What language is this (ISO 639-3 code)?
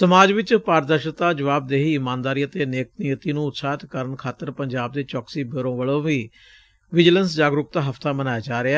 pan